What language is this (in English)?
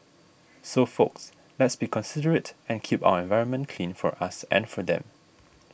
English